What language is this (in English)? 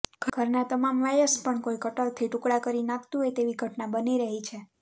Gujarati